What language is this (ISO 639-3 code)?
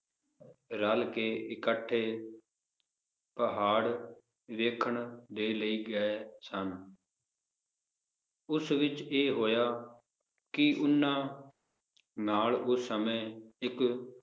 pan